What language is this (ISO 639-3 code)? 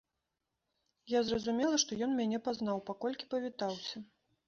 bel